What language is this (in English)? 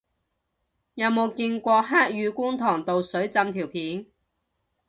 Cantonese